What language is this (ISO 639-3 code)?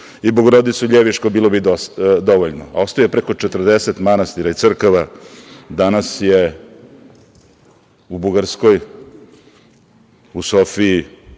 srp